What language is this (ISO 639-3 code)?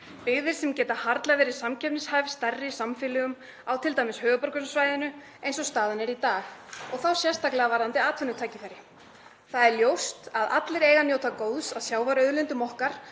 isl